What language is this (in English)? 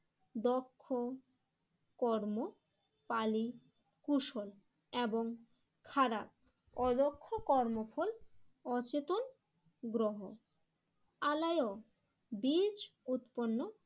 Bangla